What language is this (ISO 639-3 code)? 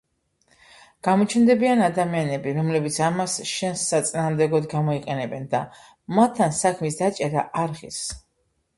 kat